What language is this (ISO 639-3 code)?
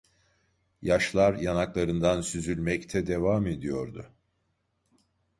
tur